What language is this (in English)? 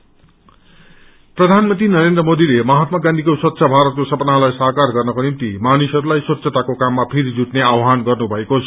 Nepali